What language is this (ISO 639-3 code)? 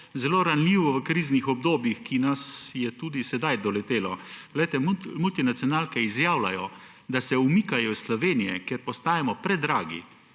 slv